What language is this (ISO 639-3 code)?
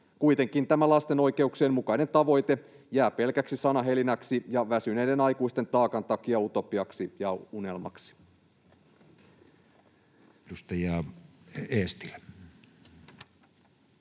fin